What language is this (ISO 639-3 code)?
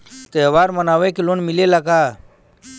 bho